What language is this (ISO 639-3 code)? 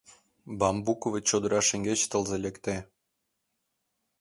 chm